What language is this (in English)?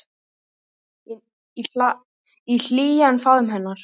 Icelandic